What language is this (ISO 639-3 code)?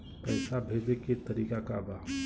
bho